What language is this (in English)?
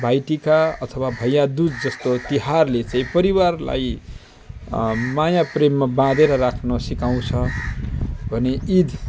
Nepali